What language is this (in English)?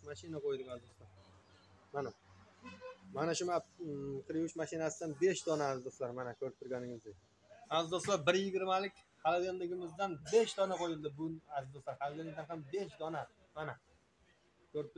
Turkish